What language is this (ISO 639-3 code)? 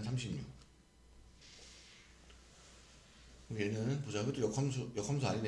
kor